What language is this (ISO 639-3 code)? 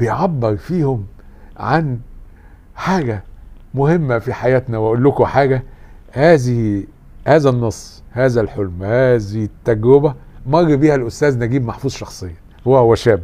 ara